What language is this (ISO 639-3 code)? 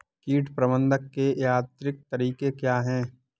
hin